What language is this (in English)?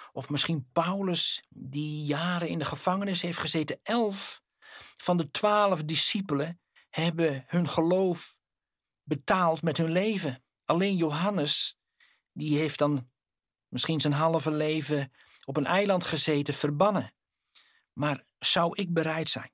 Dutch